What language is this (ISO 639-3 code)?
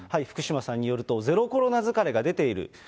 jpn